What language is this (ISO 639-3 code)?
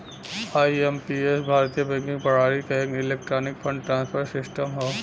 bho